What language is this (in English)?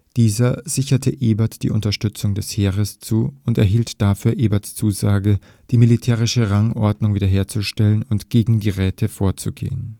German